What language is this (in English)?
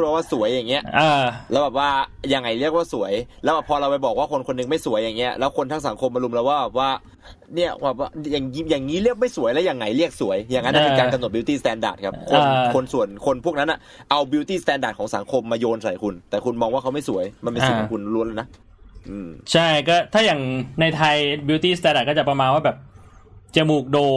Thai